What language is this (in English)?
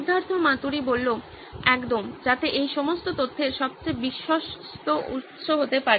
Bangla